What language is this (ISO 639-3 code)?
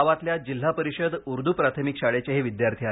mar